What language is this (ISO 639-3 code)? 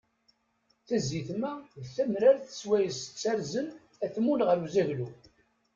kab